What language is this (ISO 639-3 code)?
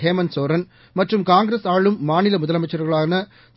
tam